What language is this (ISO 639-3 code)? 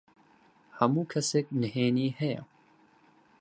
ckb